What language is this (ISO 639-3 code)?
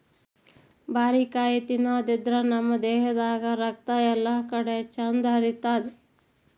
kan